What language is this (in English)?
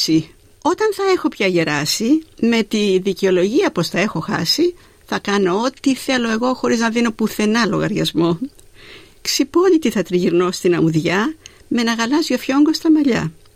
Greek